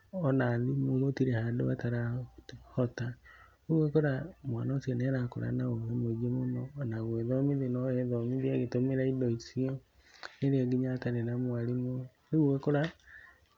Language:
Kikuyu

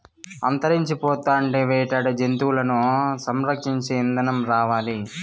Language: Telugu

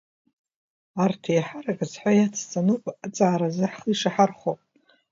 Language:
Abkhazian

